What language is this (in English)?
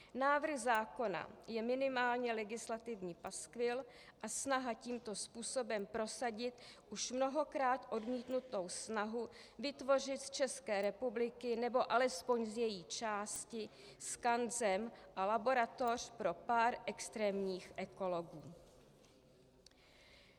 Czech